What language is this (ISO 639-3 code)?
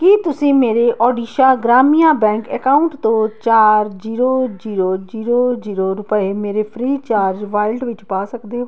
pan